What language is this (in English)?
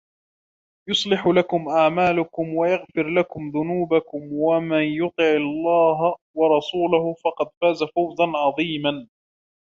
Arabic